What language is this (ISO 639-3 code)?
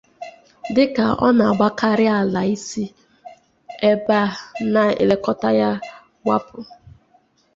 ibo